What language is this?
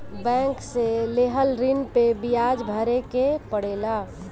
Bhojpuri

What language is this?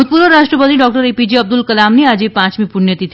Gujarati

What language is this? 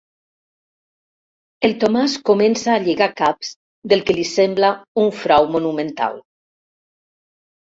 Catalan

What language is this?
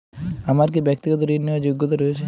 Bangla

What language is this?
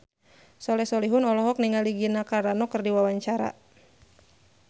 Sundanese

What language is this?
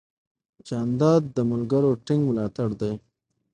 Pashto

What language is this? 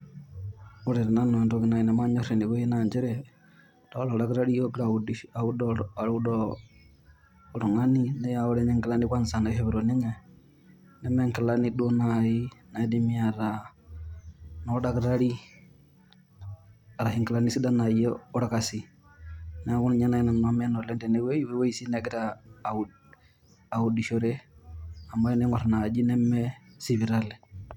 Masai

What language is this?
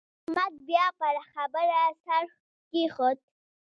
Pashto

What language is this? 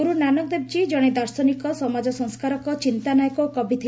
Odia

